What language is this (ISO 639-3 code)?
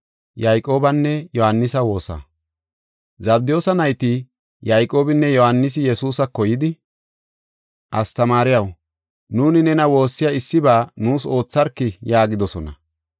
gof